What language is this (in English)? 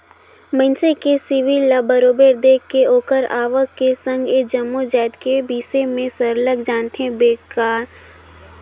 Chhattisgarhi